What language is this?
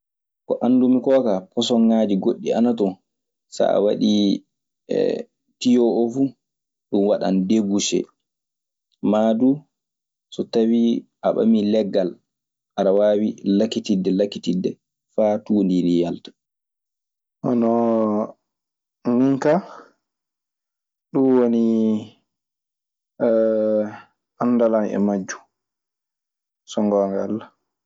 Maasina Fulfulde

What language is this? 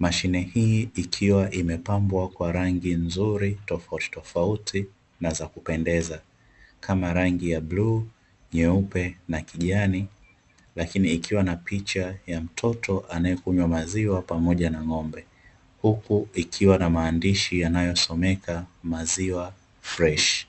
Swahili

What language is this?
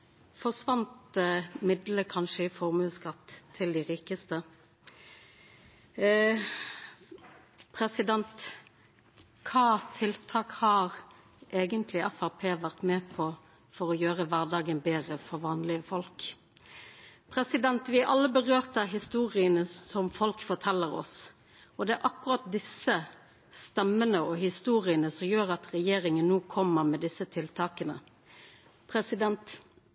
Norwegian Nynorsk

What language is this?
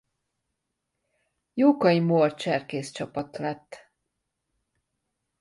Hungarian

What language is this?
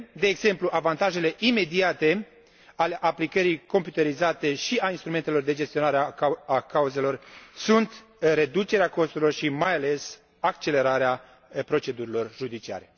Romanian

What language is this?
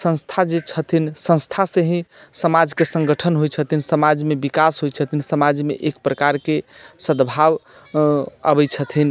Maithili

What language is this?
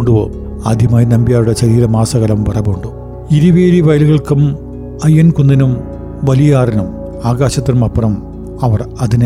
Malayalam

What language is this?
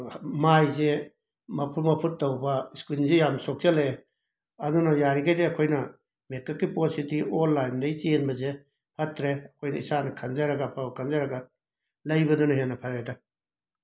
Manipuri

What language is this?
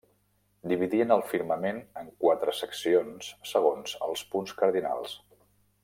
Catalan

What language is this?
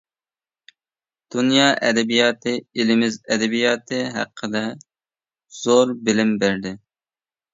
Uyghur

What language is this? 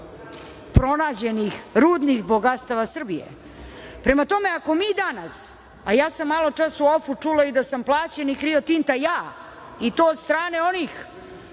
Serbian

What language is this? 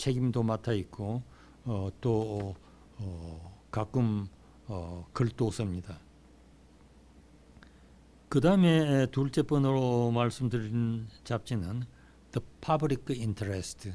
Korean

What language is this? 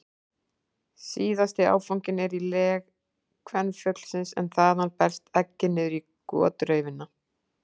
Icelandic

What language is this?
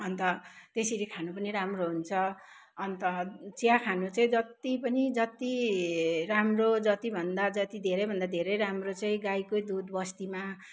Nepali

